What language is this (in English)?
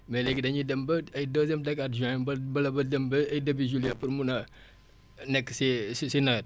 Wolof